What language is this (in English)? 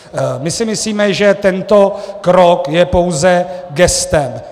Czech